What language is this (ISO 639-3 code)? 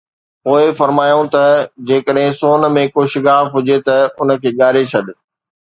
snd